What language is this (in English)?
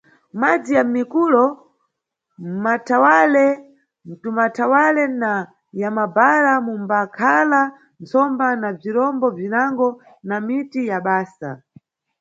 Nyungwe